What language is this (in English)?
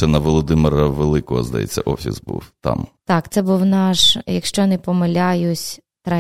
Ukrainian